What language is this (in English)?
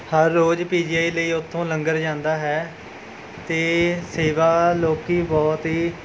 Punjabi